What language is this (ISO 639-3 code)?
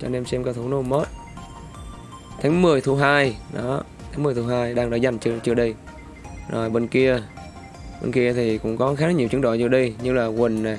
vie